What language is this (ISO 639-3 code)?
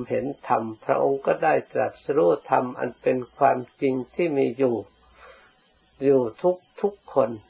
tha